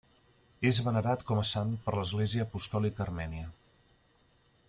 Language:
Catalan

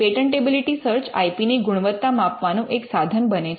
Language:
Gujarati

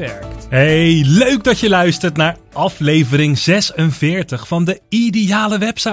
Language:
Dutch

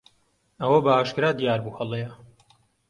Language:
Central Kurdish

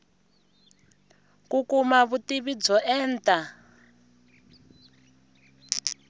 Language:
Tsonga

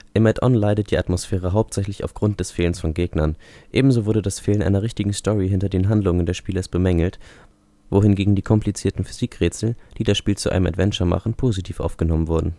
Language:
German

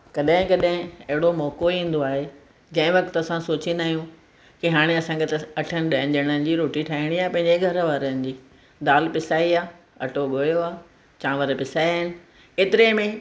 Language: Sindhi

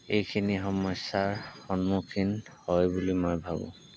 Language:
Assamese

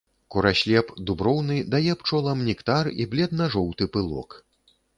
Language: Belarusian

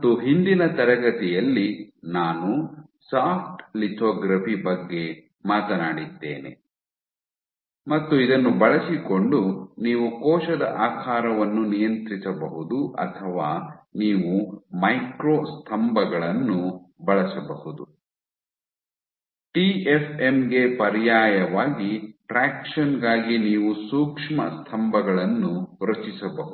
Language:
Kannada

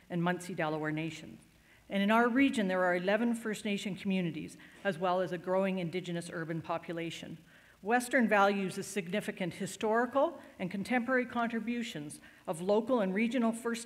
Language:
English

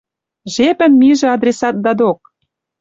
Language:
Western Mari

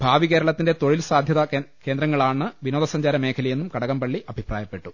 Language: Malayalam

